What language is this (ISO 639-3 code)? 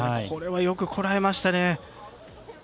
jpn